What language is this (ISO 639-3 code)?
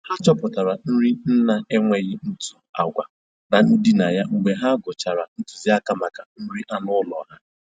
ibo